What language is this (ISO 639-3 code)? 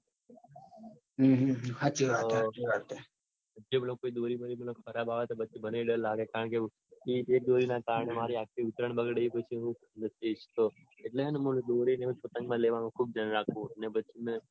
guj